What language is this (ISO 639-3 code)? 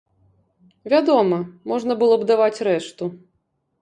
bel